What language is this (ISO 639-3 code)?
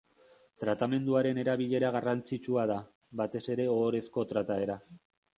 eus